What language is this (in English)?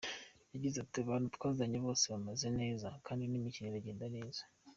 Kinyarwanda